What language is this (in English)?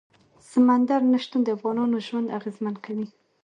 Pashto